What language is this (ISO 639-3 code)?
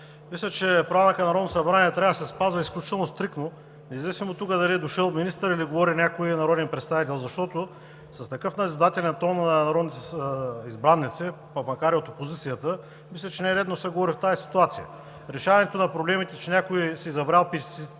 bul